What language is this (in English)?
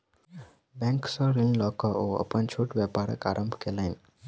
Maithili